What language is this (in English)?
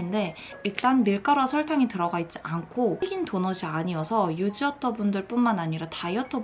Korean